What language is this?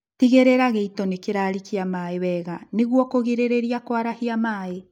Kikuyu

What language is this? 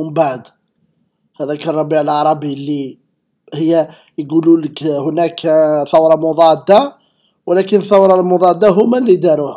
Arabic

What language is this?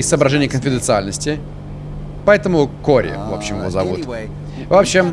Russian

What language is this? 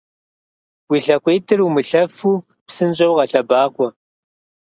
Kabardian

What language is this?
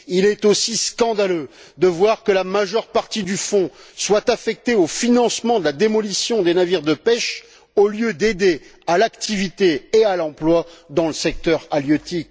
French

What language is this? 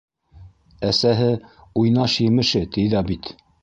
Bashkir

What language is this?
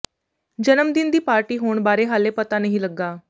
Punjabi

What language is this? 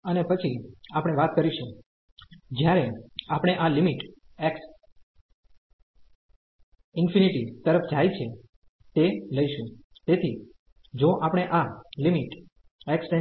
Gujarati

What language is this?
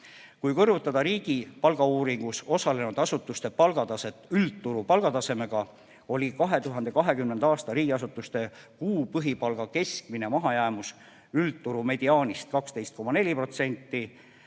Estonian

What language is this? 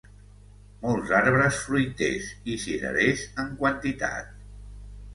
Catalan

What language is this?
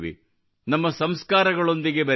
Kannada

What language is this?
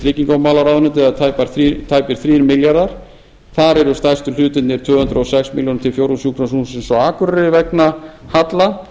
Icelandic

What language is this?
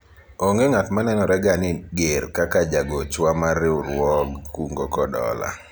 Luo (Kenya and Tanzania)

